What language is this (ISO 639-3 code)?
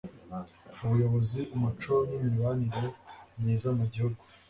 kin